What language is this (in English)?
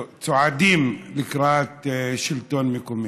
Hebrew